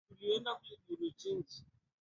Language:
Swahili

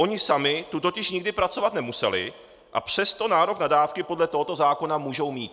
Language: Czech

